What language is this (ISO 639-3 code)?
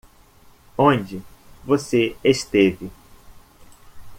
por